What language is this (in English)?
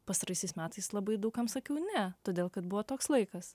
Lithuanian